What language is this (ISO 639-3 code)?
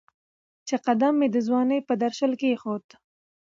pus